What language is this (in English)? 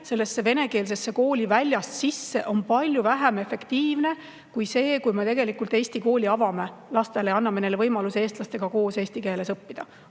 Estonian